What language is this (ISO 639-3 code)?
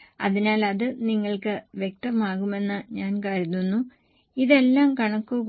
mal